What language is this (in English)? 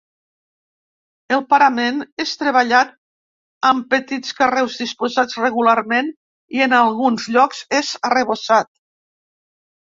Catalan